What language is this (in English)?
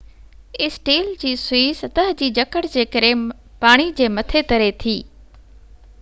Sindhi